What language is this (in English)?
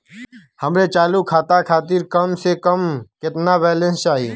Bhojpuri